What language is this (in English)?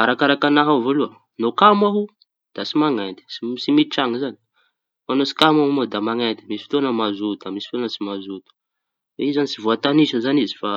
Tanosy Malagasy